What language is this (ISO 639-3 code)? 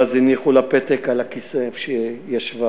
heb